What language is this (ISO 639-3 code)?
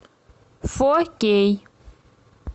rus